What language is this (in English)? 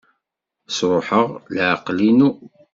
Kabyle